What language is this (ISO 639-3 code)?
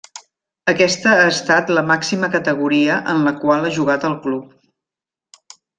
cat